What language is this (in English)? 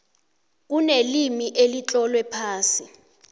South Ndebele